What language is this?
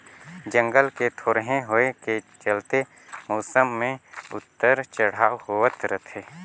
Chhattisgarhi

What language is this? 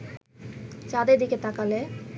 Bangla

